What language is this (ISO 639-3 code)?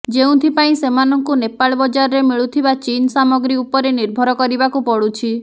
ori